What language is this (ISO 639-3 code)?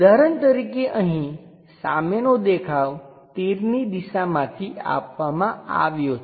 guj